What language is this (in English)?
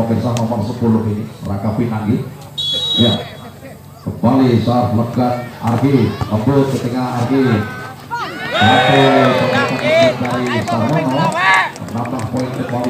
Indonesian